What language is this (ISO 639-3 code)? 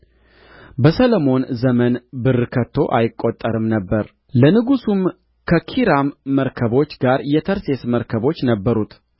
amh